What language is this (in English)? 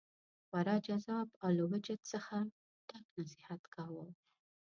Pashto